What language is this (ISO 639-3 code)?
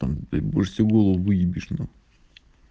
rus